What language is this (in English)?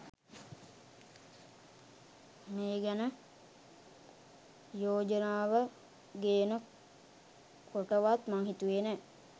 Sinhala